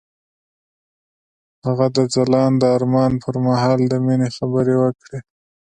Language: Pashto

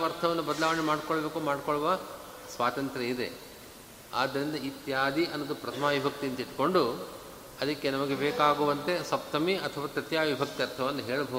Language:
Kannada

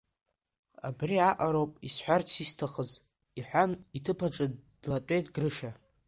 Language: Abkhazian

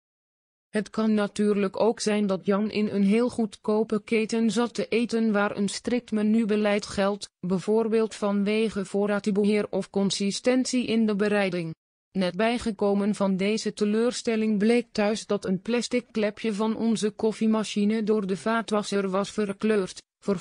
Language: Dutch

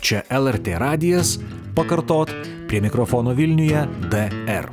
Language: Lithuanian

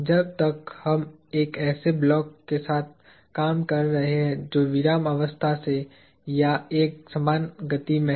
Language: Hindi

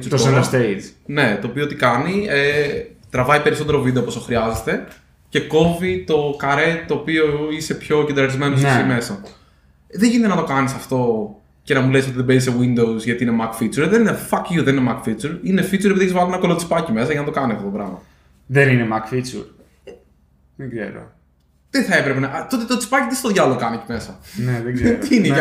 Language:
Greek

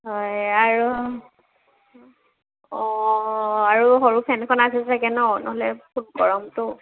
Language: Assamese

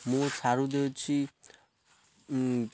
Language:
Odia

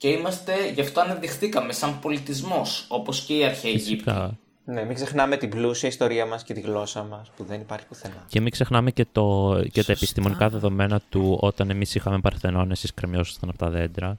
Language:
Greek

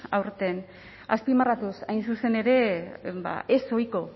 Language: Basque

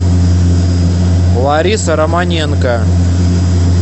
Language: Russian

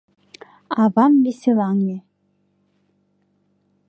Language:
Mari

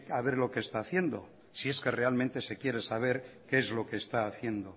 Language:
Spanish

